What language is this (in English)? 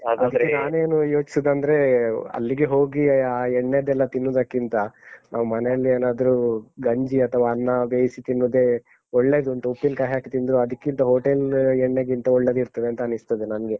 Kannada